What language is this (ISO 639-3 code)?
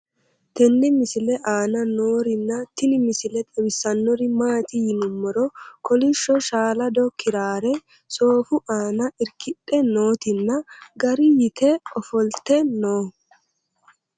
sid